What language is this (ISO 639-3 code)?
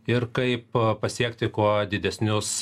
lit